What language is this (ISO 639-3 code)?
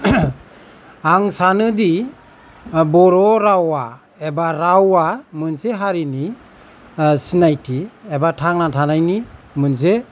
brx